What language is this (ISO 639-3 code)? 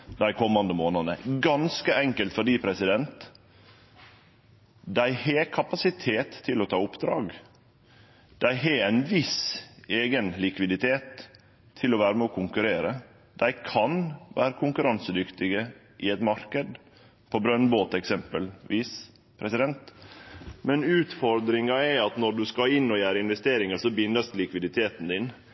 nno